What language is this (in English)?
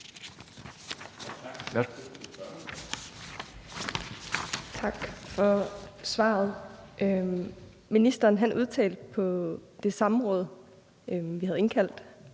Danish